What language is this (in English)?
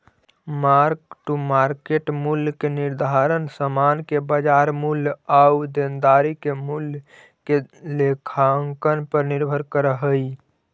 Magahi